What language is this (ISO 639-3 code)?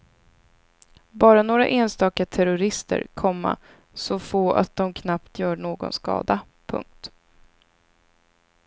swe